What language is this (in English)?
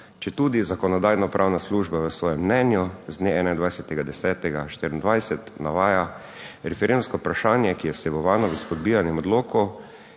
Slovenian